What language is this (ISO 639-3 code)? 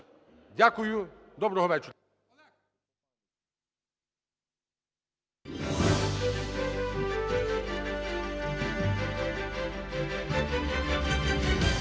ukr